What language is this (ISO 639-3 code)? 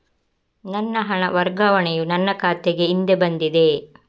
kan